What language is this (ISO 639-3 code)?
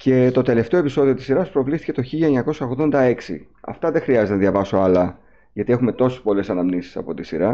ell